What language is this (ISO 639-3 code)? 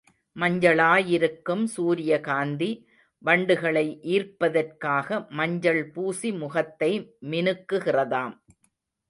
tam